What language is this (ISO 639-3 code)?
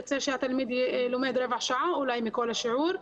heb